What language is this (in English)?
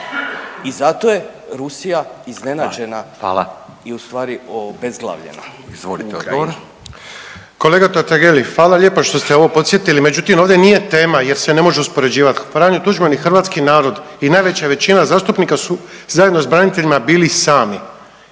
Croatian